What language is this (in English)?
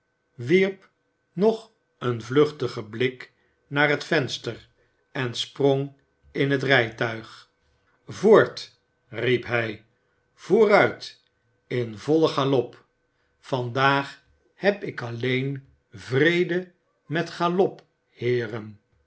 Dutch